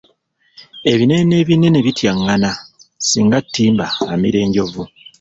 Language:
Ganda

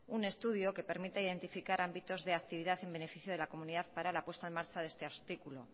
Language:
Spanish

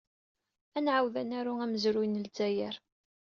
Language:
Kabyle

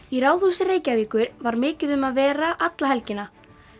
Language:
Icelandic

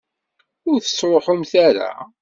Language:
Kabyle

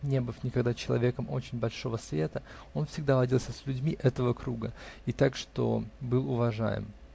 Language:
Russian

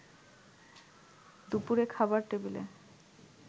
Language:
Bangla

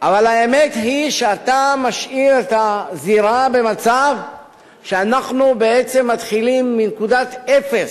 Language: Hebrew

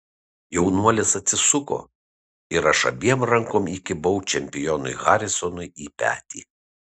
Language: Lithuanian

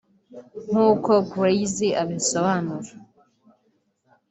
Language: Kinyarwanda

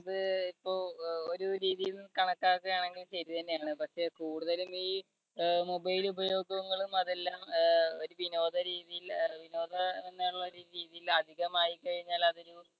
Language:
Malayalam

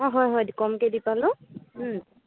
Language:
Assamese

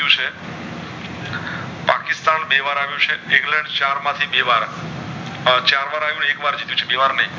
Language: Gujarati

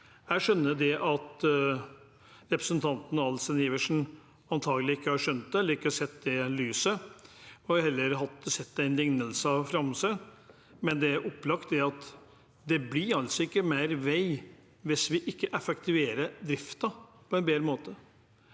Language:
Norwegian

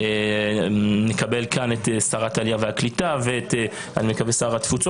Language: Hebrew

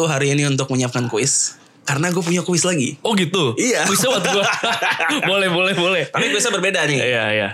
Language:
Indonesian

